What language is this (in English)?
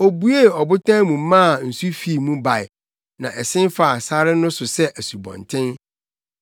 Akan